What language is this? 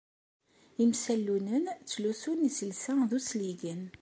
Kabyle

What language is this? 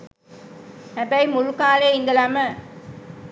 Sinhala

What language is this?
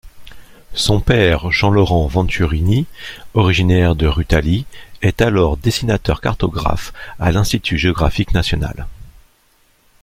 French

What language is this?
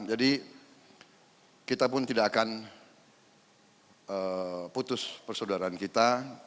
Indonesian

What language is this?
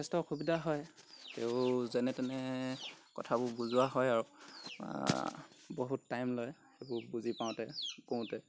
Assamese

